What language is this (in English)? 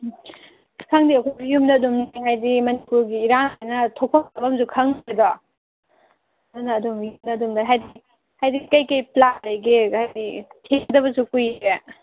Manipuri